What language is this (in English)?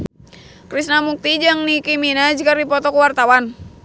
Sundanese